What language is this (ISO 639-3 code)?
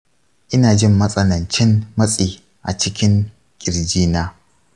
hau